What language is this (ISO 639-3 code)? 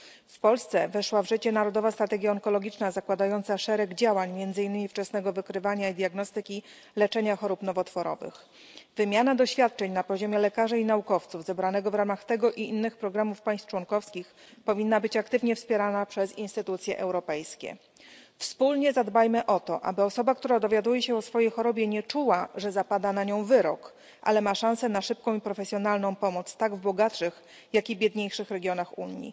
pol